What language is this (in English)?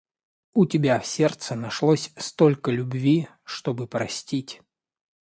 Russian